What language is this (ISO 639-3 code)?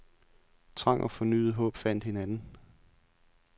dan